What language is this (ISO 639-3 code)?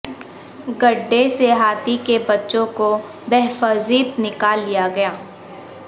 urd